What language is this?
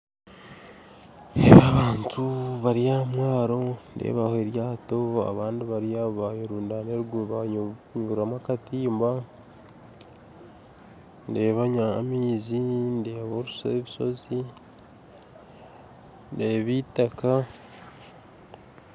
Nyankole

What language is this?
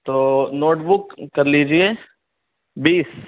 Urdu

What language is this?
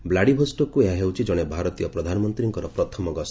Odia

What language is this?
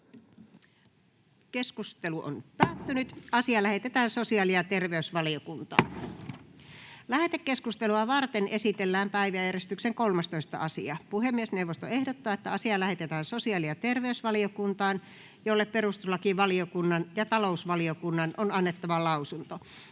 Finnish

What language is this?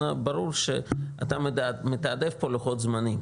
Hebrew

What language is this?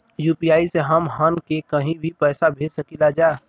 Bhojpuri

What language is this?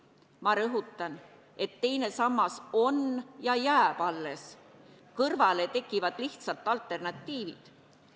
Estonian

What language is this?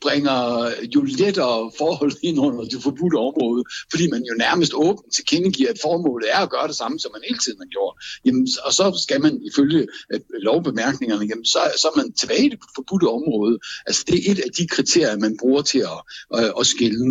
Danish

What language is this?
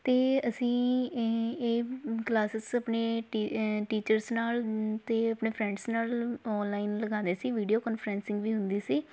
Punjabi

